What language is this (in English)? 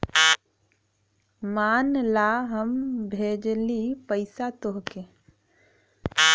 Bhojpuri